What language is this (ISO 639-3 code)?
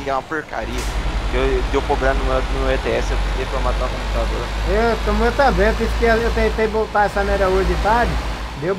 por